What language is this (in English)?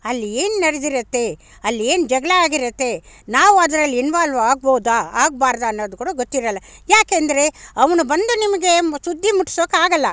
Kannada